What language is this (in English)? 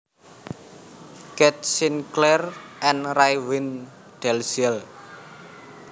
Javanese